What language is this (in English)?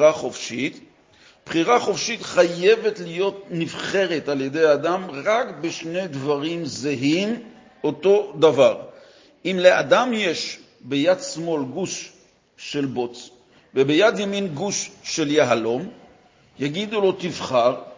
Hebrew